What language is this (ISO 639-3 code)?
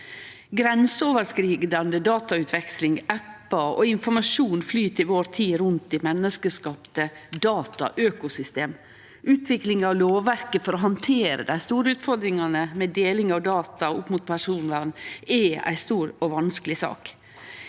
nor